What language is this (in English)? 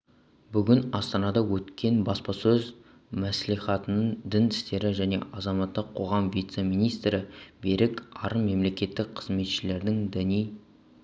Kazakh